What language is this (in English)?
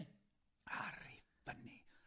Welsh